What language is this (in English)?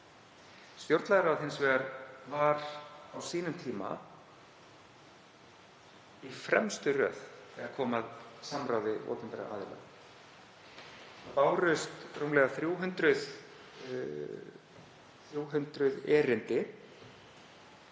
Icelandic